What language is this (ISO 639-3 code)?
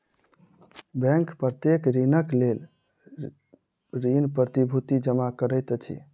mai